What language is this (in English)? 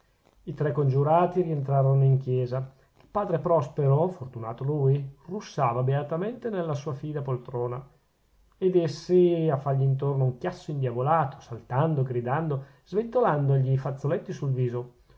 Italian